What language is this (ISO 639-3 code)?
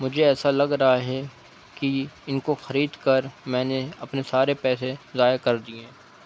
urd